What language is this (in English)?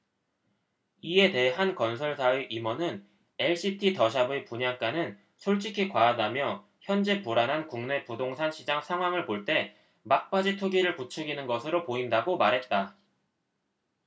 Korean